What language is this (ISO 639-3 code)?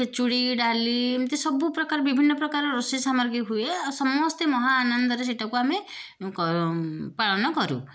ori